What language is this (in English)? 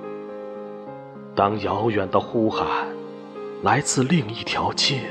Chinese